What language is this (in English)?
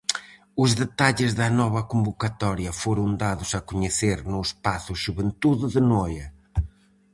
Galician